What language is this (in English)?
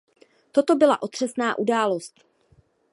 Czech